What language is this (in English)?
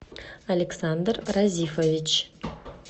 Russian